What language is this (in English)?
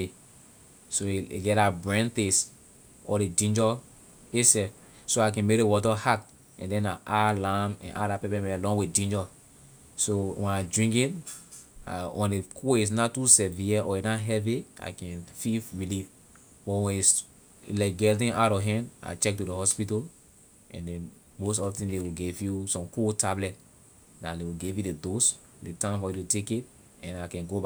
Liberian English